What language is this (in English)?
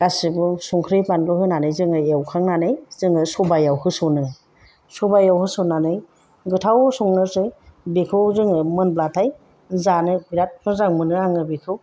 Bodo